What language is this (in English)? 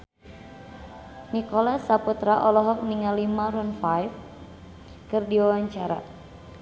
Sundanese